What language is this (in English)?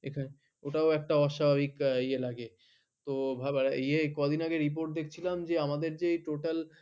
Bangla